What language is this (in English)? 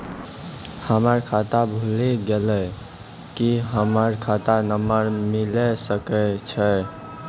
Maithili